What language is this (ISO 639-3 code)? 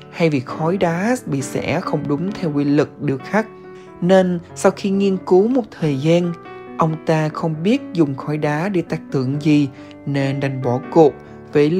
vie